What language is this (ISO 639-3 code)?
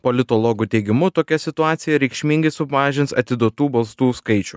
lit